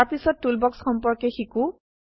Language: Assamese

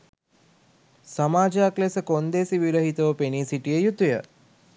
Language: Sinhala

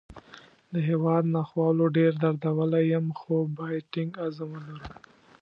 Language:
Pashto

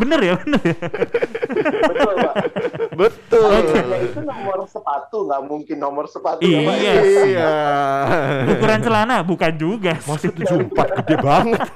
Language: Indonesian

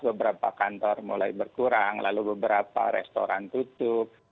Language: Indonesian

